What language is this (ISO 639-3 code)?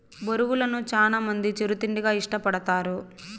tel